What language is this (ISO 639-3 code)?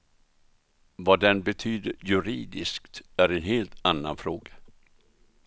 swe